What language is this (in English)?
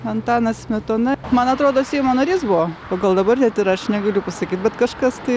Lithuanian